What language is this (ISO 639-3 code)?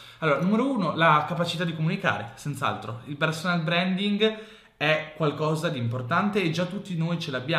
ita